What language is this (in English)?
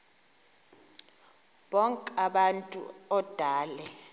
Xhosa